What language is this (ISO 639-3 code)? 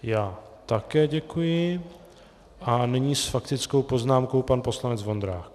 ces